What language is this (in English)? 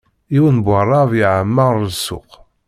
Kabyle